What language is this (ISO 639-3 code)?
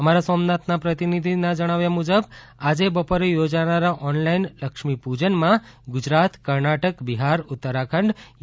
guj